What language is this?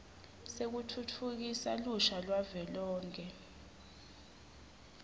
Swati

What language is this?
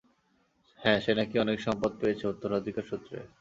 Bangla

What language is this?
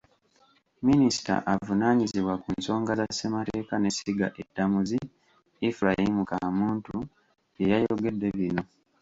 Ganda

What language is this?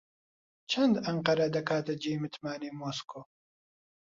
Central Kurdish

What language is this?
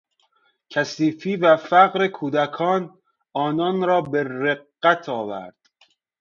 Persian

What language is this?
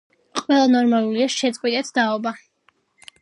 Georgian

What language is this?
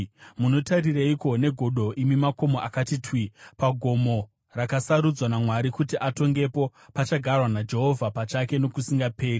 Shona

